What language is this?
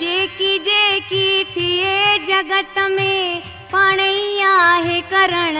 Hindi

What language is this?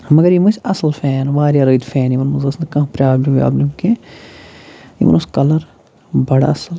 Kashmiri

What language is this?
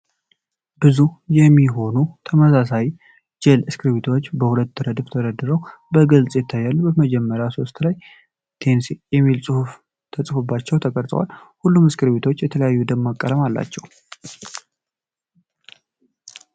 Amharic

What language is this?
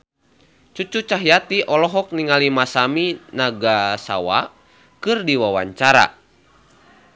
Sundanese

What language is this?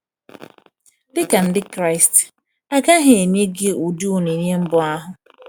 Igbo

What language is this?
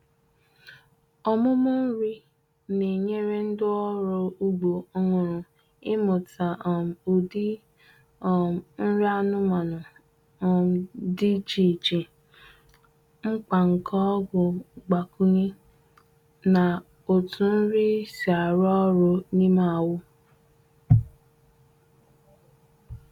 Igbo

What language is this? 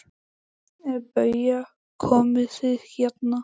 Icelandic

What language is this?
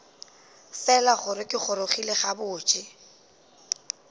Northern Sotho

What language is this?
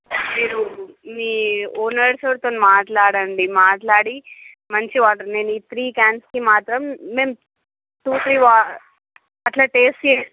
Telugu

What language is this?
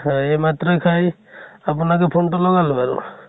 Assamese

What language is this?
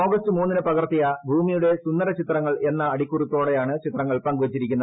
Malayalam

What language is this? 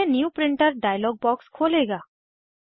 Hindi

